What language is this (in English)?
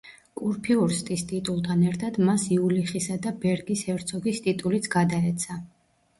Georgian